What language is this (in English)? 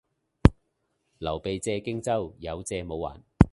Cantonese